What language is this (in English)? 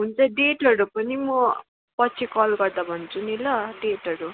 Nepali